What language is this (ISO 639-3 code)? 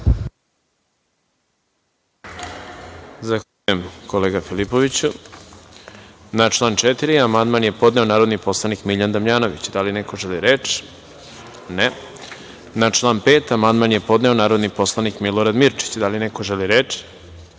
srp